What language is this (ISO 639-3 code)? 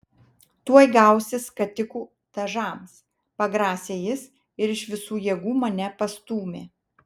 lit